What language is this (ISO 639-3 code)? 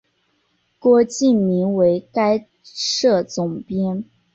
zho